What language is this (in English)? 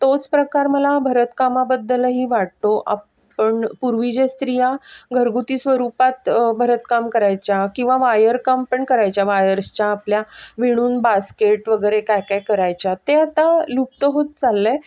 Marathi